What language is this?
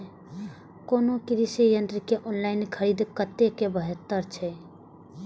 Maithili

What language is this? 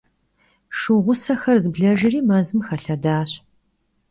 Kabardian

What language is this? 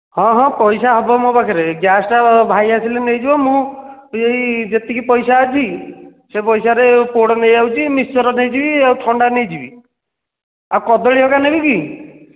Odia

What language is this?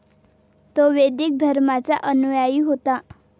Marathi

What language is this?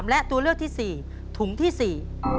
Thai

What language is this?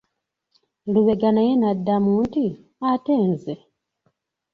Ganda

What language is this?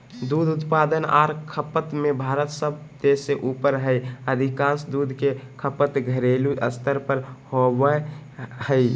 Magahi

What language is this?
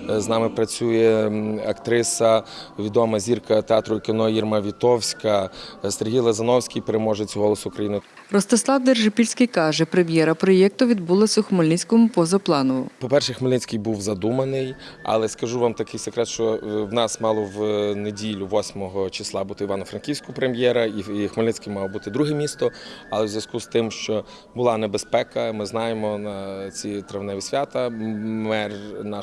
Ukrainian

